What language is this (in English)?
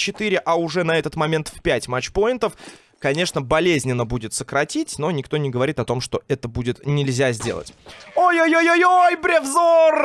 Russian